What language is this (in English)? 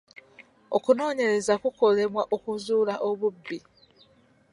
Ganda